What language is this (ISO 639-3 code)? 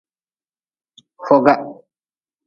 nmz